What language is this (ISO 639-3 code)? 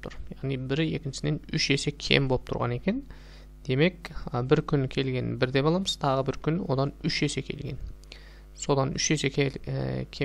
tur